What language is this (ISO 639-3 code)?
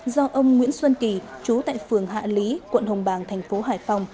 vie